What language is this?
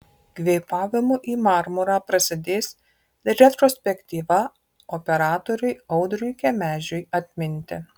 Lithuanian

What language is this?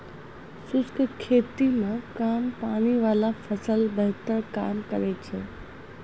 Maithili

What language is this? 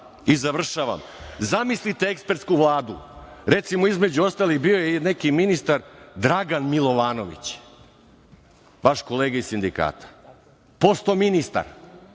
Serbian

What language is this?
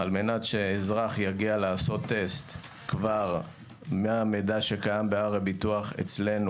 Hebrew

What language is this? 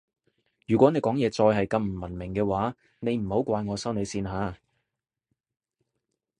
Cantonese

